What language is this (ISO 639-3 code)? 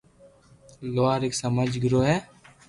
lrk